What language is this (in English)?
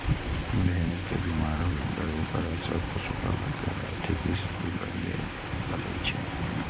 Maithili